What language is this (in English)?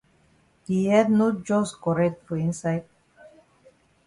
Cameroon Pidgin